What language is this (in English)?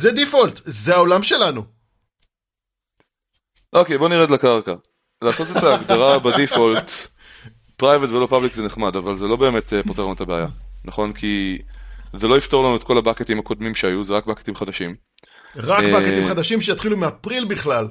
Hebrew